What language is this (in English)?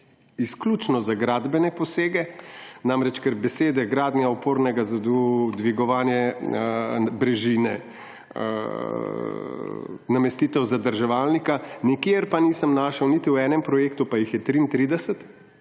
Slovenian